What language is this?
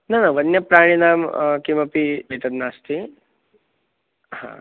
Sanskrit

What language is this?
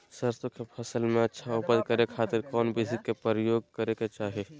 Magahi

